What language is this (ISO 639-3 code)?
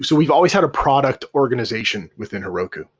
eng